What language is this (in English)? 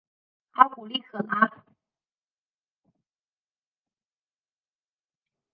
Chinese